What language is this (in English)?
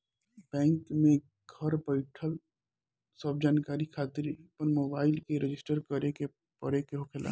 Bhojpuri